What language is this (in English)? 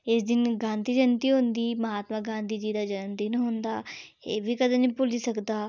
Dogri